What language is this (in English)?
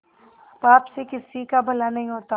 Hindi